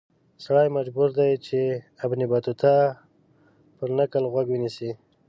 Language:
Pashto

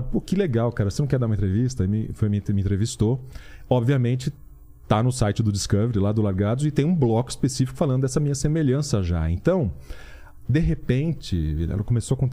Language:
Portuguese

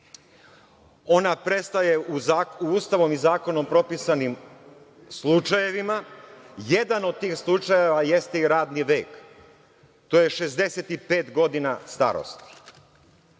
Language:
Serbian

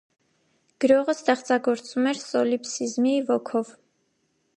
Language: Armenian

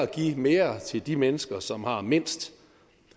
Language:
Danish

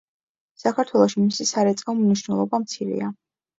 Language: Georgian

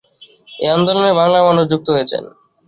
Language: Bangla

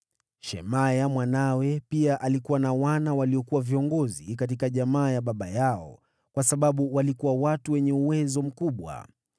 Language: Swahili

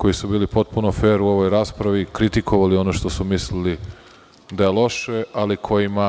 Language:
Serbian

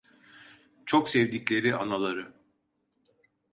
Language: Turkish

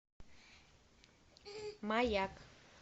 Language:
Russian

